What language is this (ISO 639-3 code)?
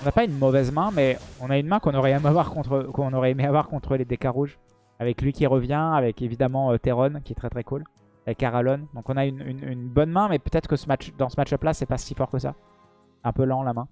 fra